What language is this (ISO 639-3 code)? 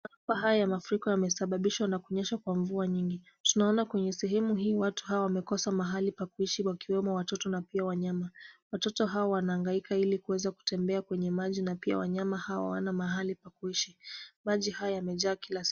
swa